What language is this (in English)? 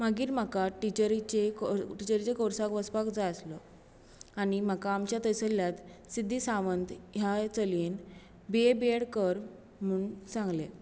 Konkani